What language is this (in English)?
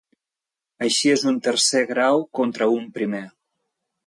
Catalan